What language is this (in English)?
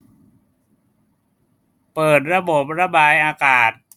Thai